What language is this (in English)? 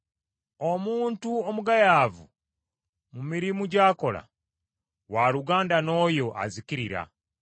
Ganda